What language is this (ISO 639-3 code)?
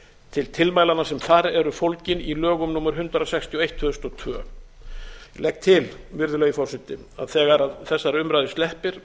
isl